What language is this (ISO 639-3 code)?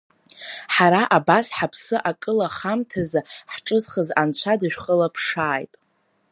abk